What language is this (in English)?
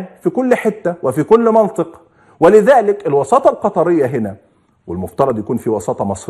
Arabic